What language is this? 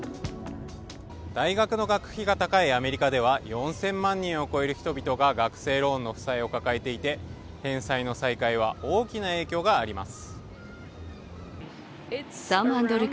Japanese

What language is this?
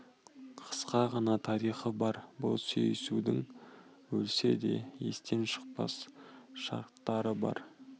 Kazakh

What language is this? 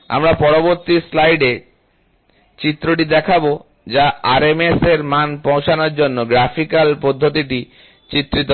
Bangla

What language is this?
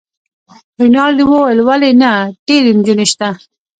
Pashto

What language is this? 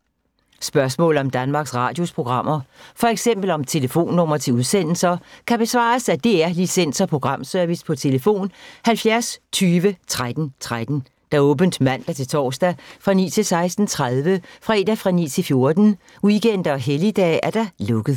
Danish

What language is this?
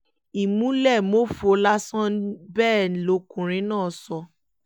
Yoruba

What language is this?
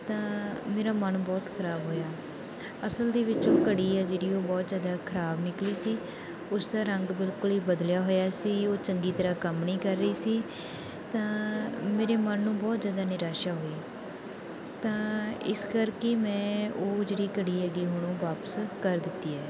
Punjabi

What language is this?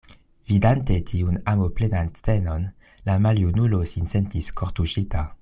Esperanto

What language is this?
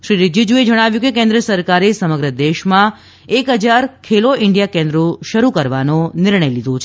Gujarati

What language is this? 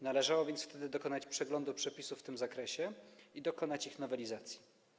Polish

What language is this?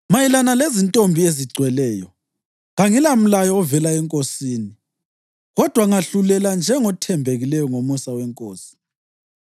North Ndebele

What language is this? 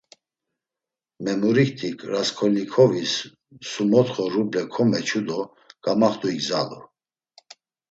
Laz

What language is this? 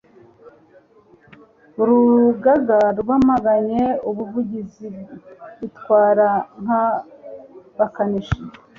Kinyarwanda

